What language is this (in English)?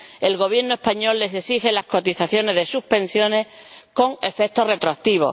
Spanish